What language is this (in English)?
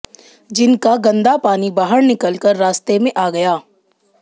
Hindi